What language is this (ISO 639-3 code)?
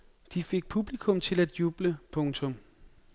dan